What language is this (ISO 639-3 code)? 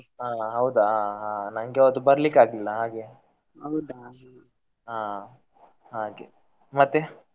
kan